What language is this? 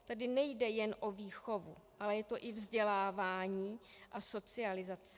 Czech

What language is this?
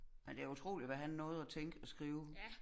Danish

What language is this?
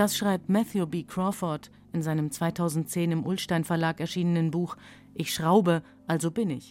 German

